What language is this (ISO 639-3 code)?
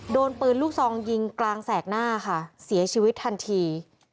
tha